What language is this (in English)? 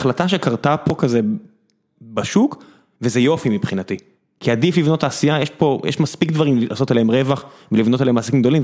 Hebrew